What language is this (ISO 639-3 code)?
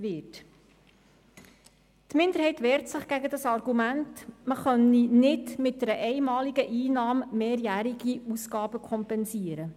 gsw